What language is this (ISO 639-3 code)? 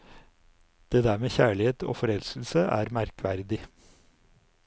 nor